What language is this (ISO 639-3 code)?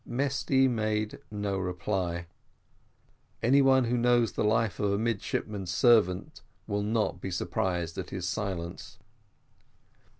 eng